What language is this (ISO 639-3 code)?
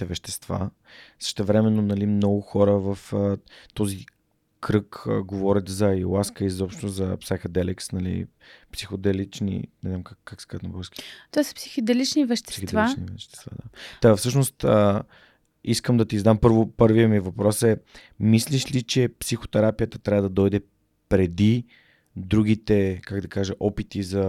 bul